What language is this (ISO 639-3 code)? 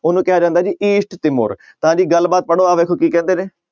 pan